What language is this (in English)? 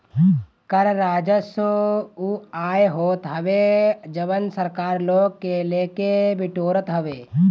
Bhojpuri